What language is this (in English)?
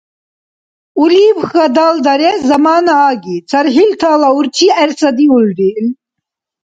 Dargwa